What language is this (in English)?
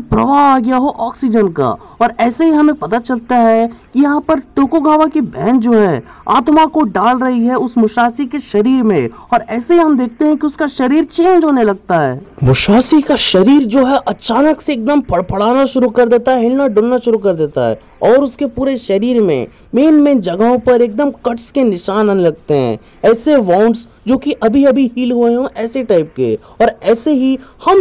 Hindi